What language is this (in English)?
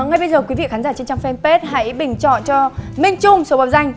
Vietnamese